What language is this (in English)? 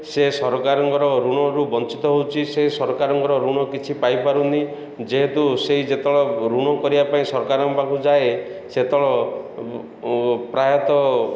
Odia